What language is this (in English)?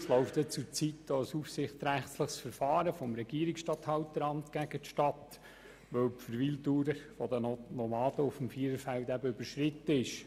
Swiss German